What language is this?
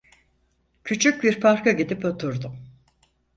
Turkish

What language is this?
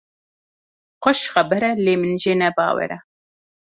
Kurdish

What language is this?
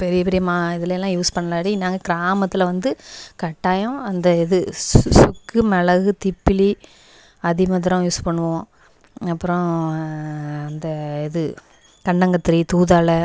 Tamil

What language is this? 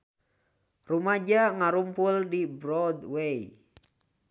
Sundanese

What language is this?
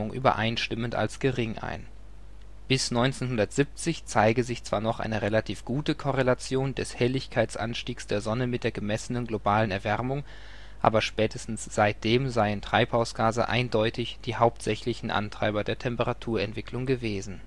German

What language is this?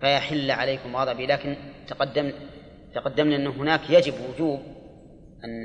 Arabic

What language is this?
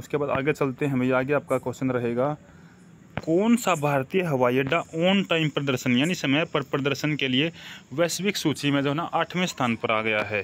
Hindi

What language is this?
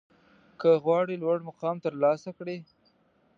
Pashto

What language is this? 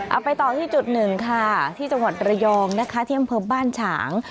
Thai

